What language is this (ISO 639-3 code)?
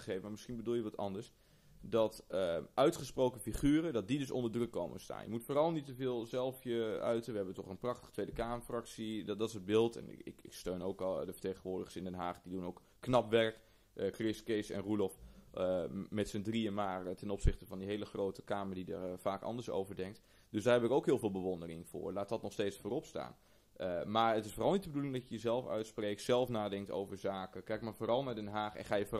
nld